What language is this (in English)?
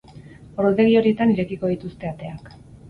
Basque